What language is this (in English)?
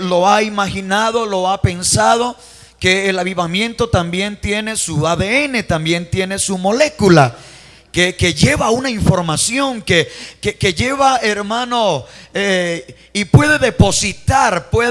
Spanish